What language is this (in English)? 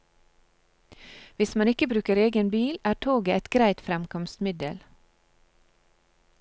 Norwegian